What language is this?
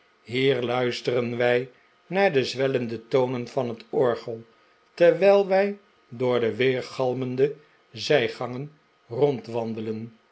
Dutch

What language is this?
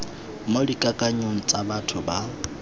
Tswana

